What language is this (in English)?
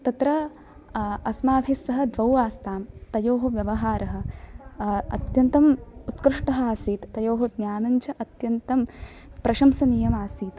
Sanskrit